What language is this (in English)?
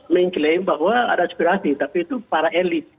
Indonesian